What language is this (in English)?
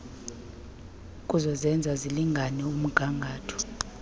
Xhosa